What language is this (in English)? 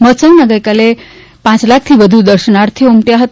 Gujarati